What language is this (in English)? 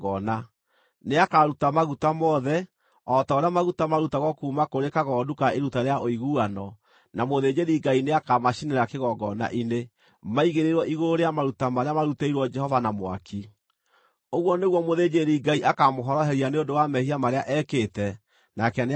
Kikuyu